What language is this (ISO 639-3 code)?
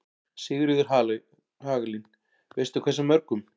isl